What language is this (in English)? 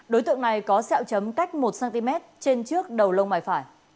Vietnamese